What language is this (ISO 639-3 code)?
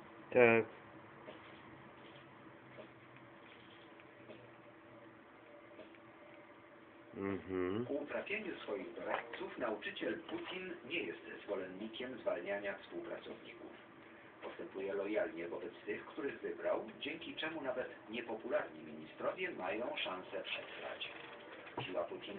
pol